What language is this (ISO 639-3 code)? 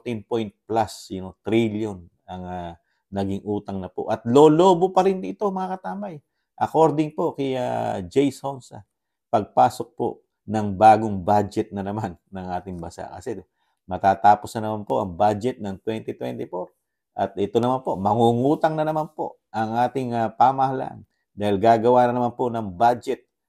fil